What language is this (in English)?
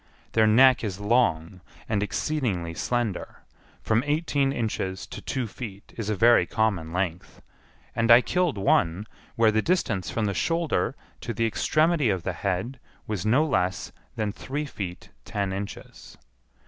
English